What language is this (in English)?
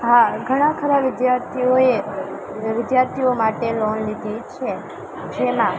Gujarati